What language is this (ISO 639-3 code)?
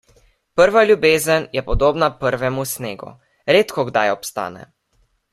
slv